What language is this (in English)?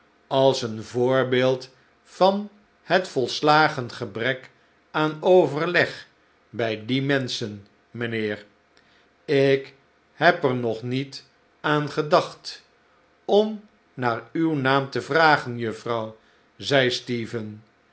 Dutch